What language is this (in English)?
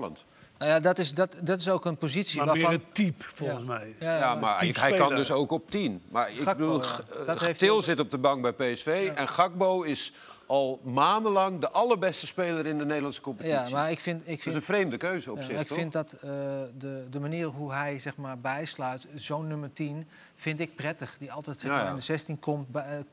Dutch